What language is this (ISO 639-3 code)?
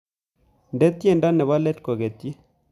kln